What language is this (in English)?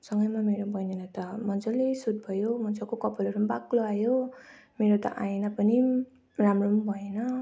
Nepali